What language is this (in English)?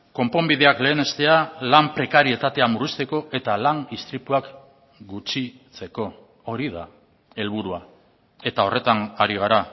Basque